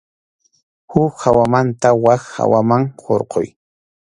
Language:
Arequipa-La Unión Quechua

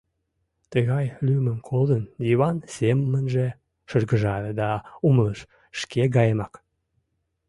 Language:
Mari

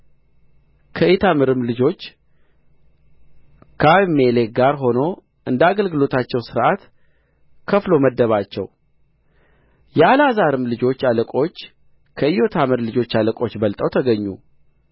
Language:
Amharic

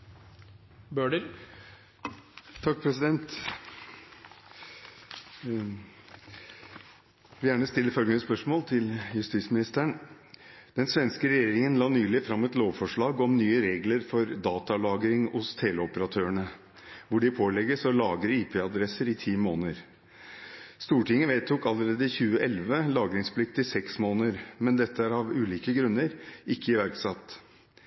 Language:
Norwegian Bokmål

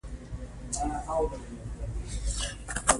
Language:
Pashto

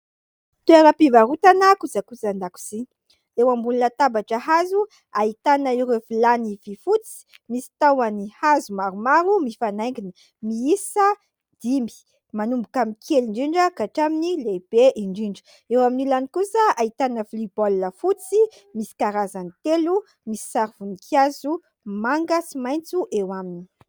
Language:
Malagasy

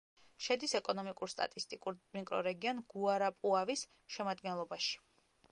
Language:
Georgian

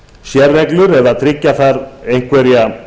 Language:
Icelandic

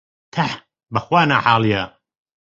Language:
Central Kurdish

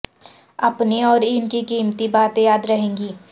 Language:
Urdu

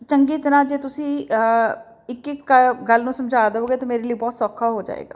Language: Punjabi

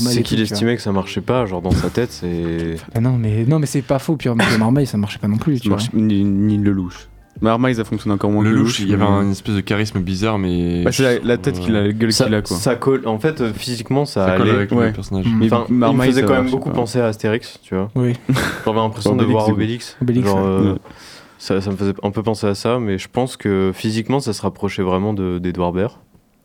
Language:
French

